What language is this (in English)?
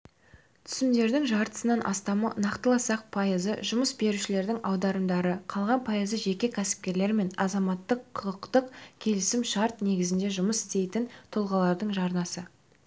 Kazakh